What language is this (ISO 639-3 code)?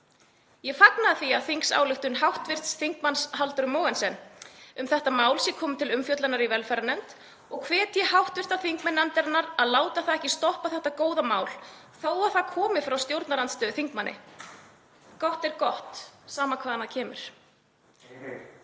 isl